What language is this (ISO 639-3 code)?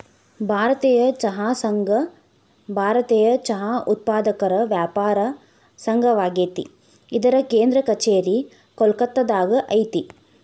kan